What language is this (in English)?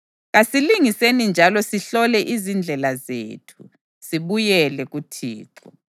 North Ndebele